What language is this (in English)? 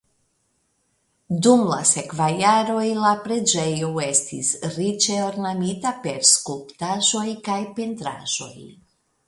Esperanto